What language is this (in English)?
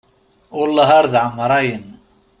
Kabyle